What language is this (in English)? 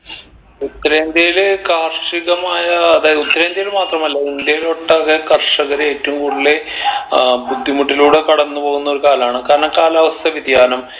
Malayalam